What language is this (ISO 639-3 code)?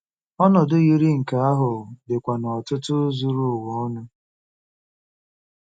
ibo